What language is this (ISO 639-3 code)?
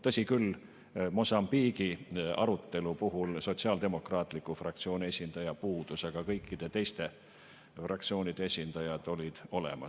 est